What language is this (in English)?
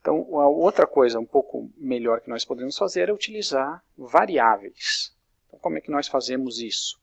Portuguese